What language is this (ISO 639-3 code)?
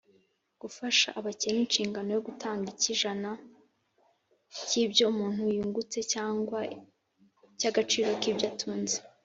kin